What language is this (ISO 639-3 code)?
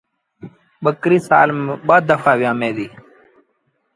sbn